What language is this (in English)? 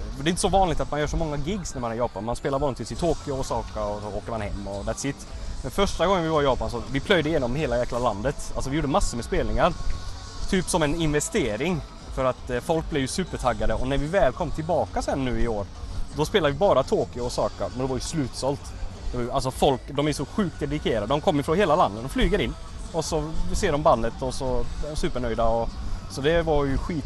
Swedish